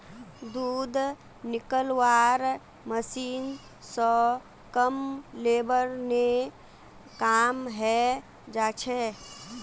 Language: Magahi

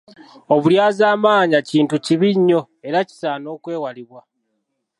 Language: Ganda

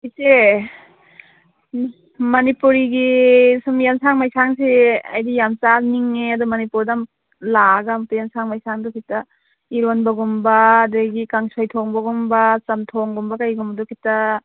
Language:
Manipuri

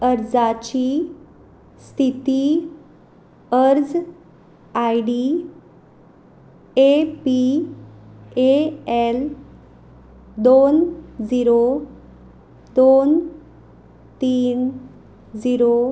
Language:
Konkani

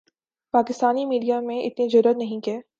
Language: Urdu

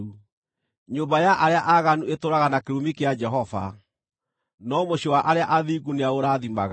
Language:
Kikuyu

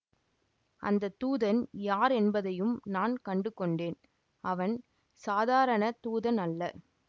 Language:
Tamil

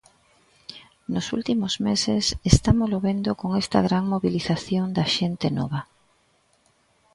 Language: Galician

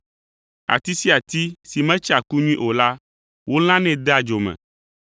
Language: Ewe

